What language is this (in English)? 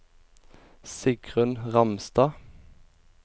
Norwegian